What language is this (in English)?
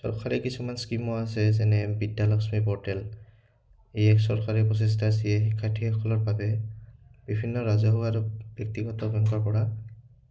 Assamese